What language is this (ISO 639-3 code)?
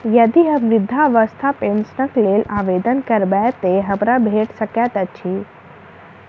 mai